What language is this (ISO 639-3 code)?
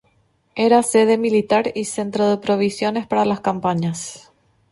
spa